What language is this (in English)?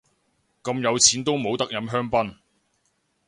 Cantonese